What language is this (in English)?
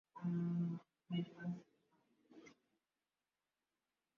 Swahili